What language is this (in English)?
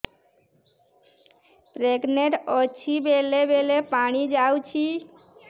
Odia